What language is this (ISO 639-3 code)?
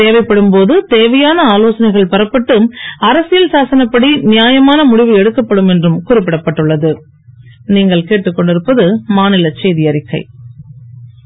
tam